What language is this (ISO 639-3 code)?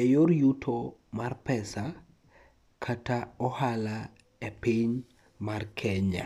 luo